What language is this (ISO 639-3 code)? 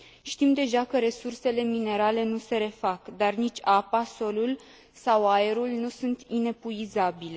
ron